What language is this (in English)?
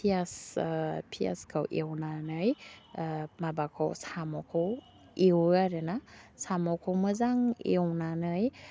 Bodo